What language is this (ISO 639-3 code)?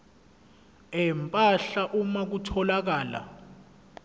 zul